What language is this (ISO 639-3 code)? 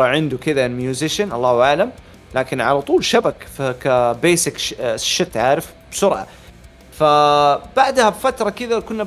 ara